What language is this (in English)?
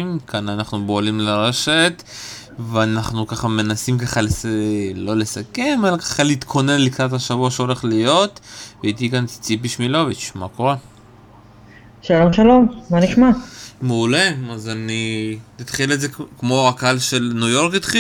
Hebrew